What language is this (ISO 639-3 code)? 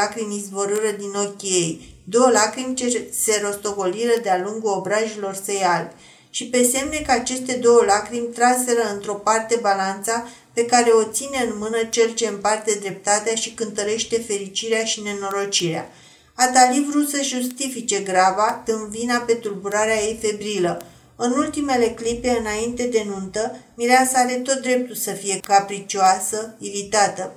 ron